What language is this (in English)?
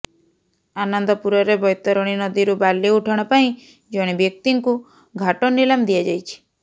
Odia